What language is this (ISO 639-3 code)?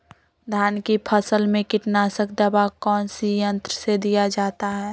mag